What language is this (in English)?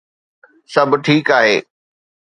Sindhi